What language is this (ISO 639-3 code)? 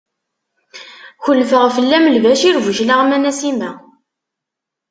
kab